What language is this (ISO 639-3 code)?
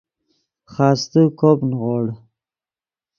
ydg